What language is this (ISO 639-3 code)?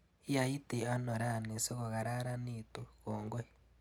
kln